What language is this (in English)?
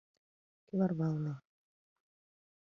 Mari